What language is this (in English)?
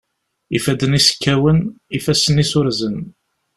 Kabyle